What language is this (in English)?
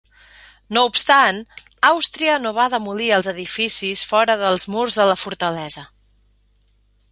Catalan